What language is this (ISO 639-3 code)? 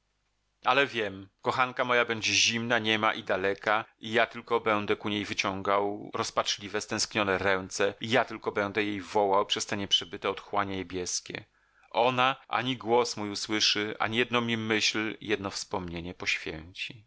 pol